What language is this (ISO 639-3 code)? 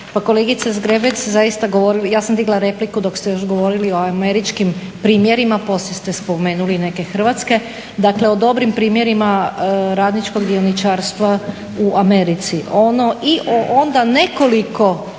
hrv